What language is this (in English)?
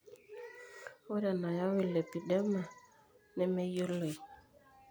Masai